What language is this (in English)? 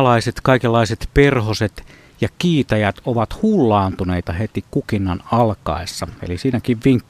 Finnish